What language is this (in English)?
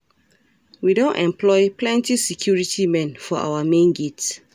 Nigerian Pidgin